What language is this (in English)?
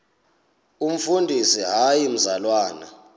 Xhosa